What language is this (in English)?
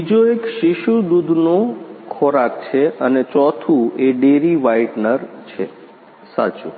Gujarati